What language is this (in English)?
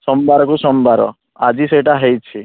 Odia